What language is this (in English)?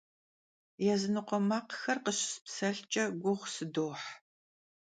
Kabardian